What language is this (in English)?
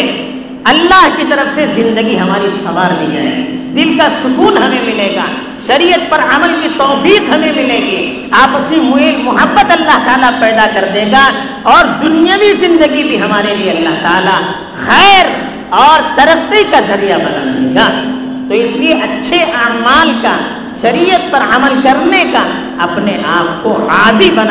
Urdu